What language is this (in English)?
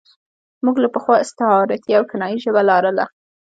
Pashto